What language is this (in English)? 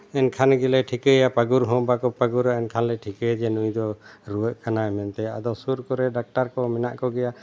Santali